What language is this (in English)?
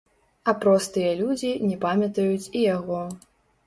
Belarusian